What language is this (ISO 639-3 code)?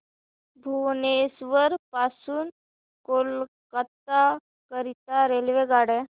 mar